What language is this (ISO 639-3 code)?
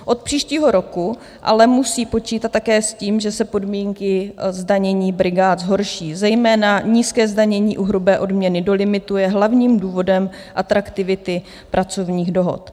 ces